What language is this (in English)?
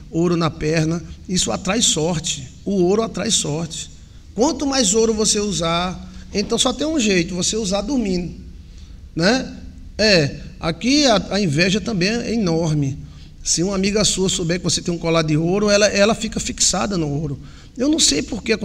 Portuguese